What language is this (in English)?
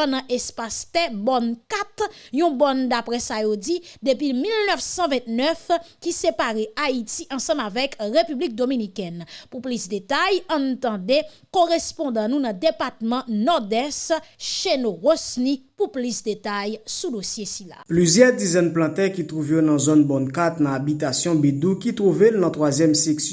French